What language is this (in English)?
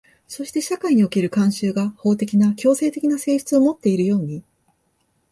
Japanese